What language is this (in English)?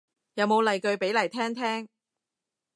Cantonese